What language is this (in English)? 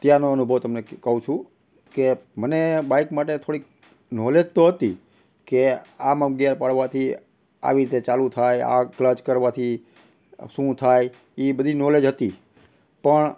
Gujarati